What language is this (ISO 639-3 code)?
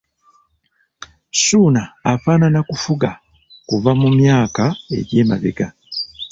lug